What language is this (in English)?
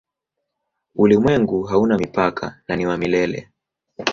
Swahili